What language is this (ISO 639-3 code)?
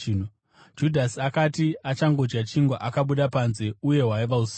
sna